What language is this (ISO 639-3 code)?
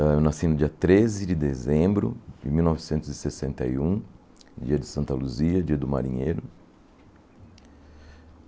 por